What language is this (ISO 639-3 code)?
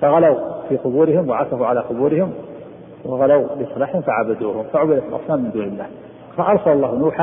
ara